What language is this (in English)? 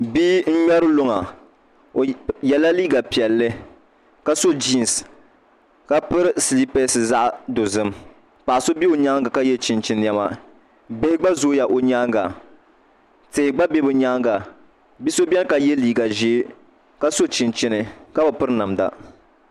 Dagbani